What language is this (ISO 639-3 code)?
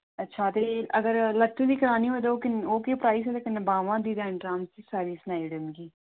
doi